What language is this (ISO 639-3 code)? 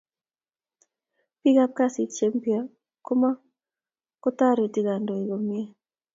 kln